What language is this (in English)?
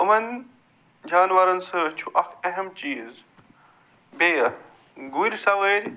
Kashmiri